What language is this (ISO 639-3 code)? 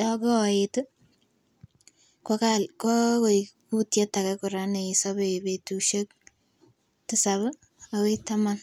kln